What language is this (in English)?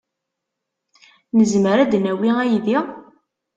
Kabyle